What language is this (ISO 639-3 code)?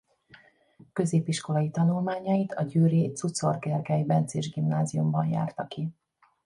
hun